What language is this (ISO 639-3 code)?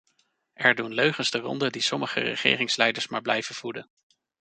nld